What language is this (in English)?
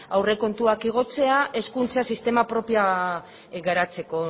Basque